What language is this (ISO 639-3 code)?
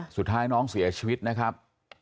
tha